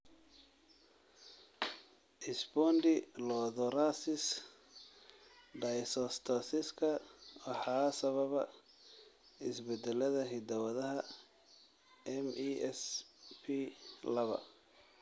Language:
Somali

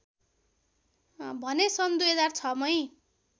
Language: Nepali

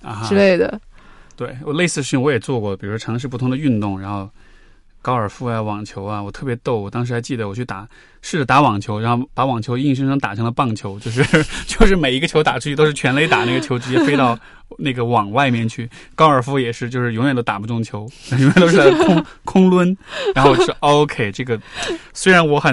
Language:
Chinese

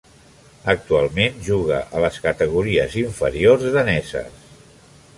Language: Catalan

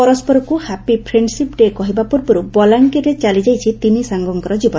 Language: Odia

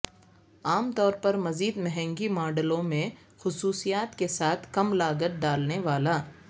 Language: Urdu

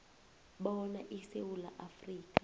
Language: South Ndebele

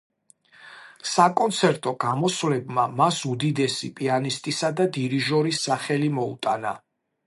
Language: Georgian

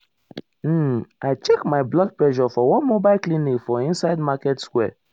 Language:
Nigerian Pidgin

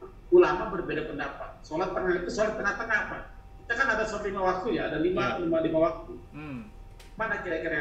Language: Indonesian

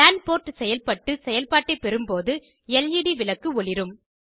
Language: Tamil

